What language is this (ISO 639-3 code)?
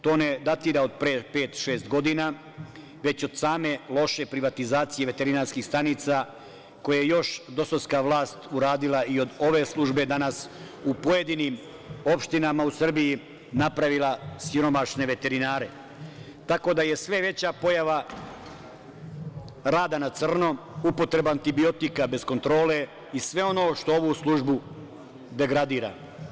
srp